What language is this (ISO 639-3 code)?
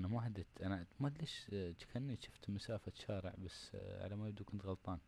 ara